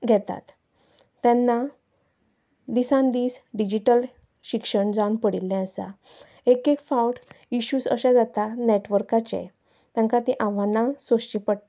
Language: Konkani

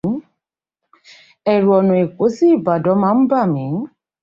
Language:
Yoruba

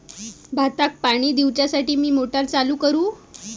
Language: Marathi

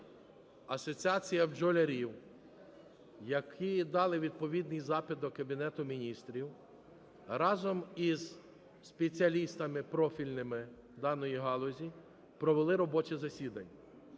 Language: Ukrainian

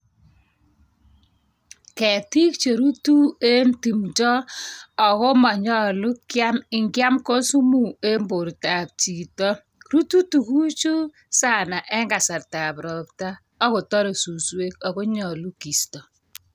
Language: Kalenjin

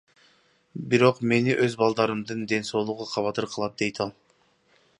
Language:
Kyrgyz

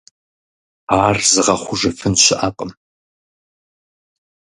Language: Kabardian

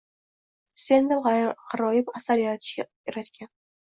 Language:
Uzbek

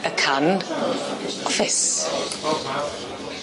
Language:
Welsh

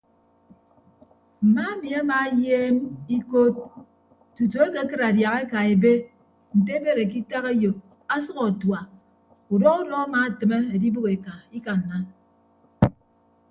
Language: Ibibio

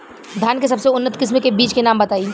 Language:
Bhojpuri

